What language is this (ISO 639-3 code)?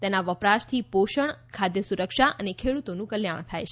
guj